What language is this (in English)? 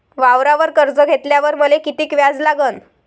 Marathi